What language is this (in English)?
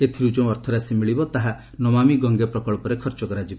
Odia